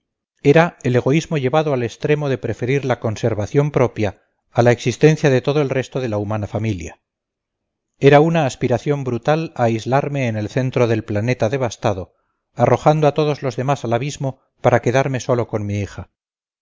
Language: Spanish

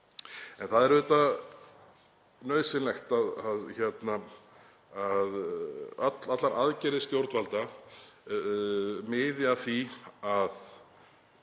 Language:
Icelandic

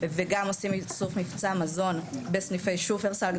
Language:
Hebrew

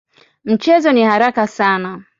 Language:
Swahili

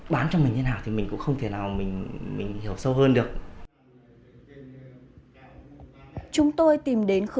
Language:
Vietnamese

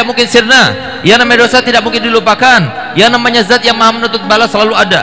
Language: Indonesian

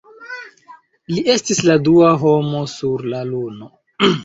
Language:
Esperanto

